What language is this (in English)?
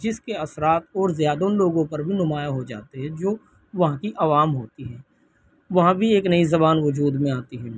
Urdu